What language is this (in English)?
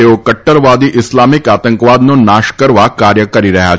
Gujarati